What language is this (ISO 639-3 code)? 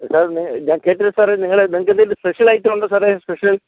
mal